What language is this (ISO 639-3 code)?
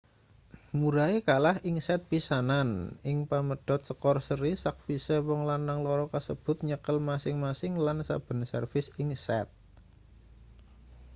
jav